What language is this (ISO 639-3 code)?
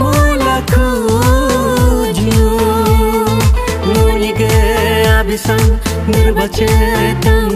ara